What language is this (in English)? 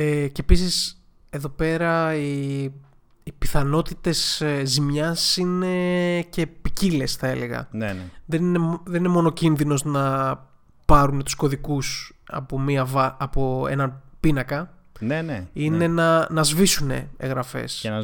Greek